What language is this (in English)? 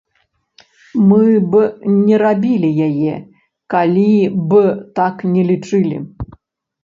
Belarusian